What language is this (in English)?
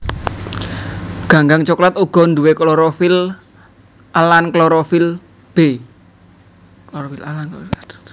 Javanese